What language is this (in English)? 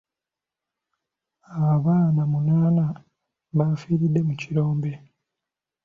Ganda